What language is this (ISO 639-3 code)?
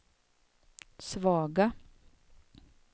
swe